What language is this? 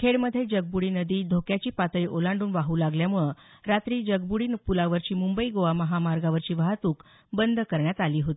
Marathi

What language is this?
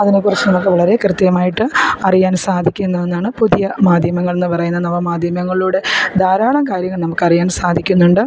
Malayalam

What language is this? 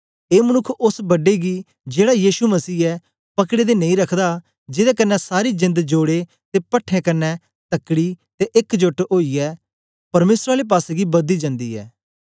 Dogri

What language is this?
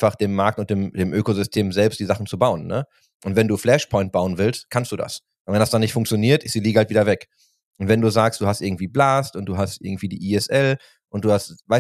German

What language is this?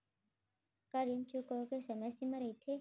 Chhattisgarhi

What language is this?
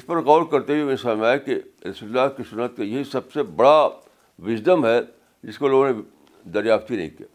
Urdu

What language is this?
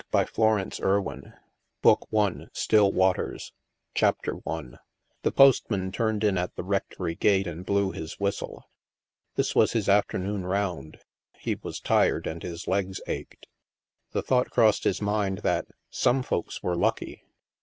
English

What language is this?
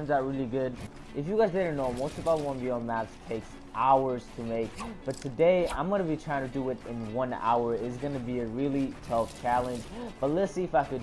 English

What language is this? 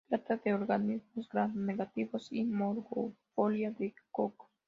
Spanish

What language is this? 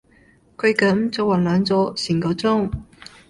Cantonese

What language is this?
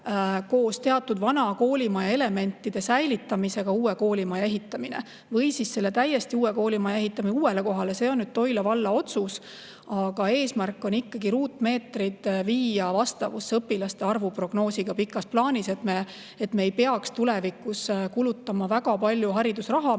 Estonian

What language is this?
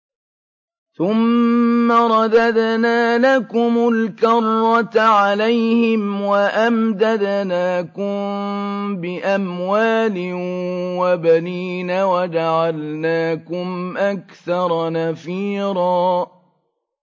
Arabic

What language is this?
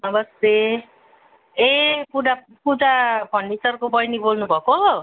Nepali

